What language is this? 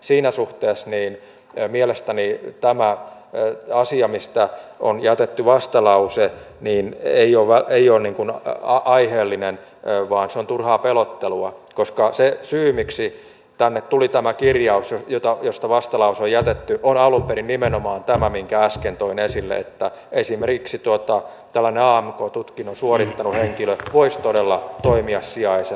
Finnish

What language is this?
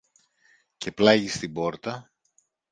Greek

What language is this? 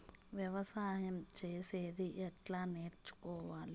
Telugu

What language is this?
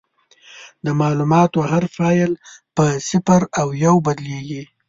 Pashto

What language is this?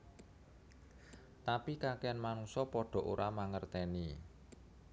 Javanese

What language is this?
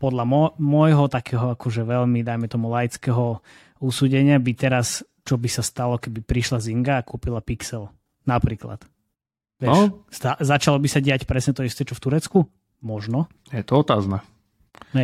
Slovak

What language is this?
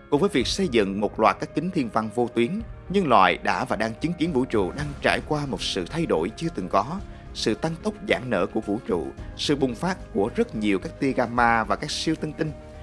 Vietnamese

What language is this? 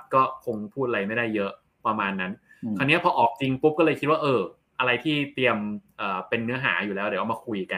Thai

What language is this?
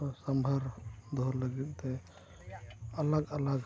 Santali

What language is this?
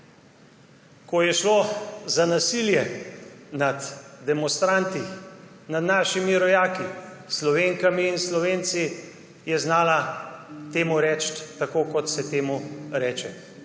Slovenian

